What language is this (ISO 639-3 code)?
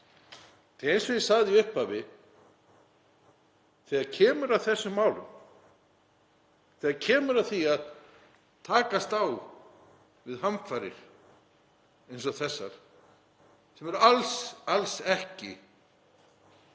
isl